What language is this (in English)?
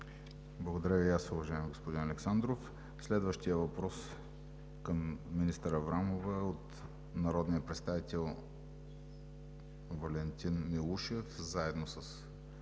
Bulgarian